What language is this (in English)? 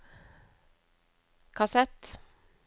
Norwegian